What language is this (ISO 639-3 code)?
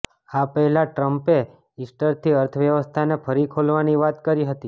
guj